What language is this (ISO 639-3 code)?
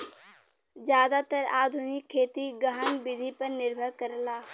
bho